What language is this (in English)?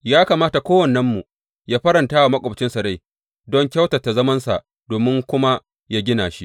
Hausa